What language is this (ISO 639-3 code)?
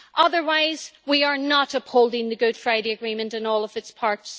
eng